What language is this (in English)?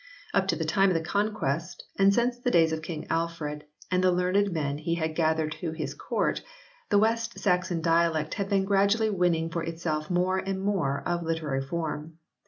English